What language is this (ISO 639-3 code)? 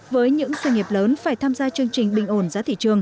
vie